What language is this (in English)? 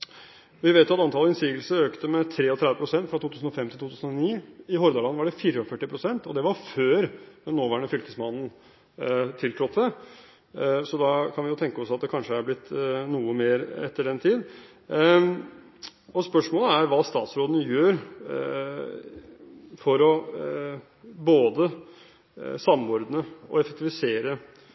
Norwegian Bokmål